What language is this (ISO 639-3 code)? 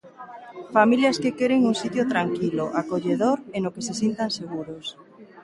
glg